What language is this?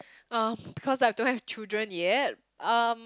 English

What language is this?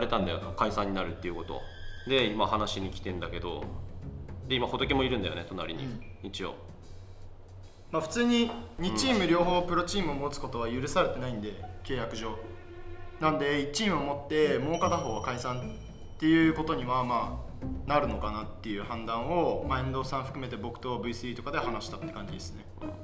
Japanese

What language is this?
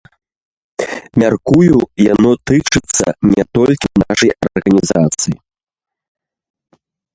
Belarusian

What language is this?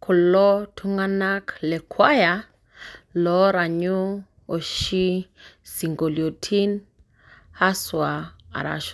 Masai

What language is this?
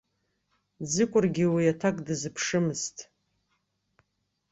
Abkhazian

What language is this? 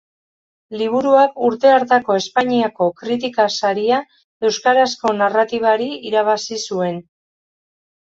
Basque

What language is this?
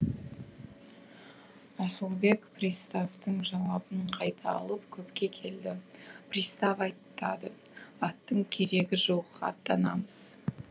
Kazakh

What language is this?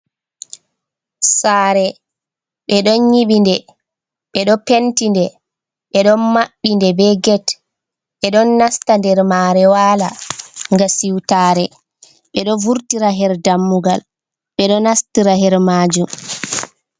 Fula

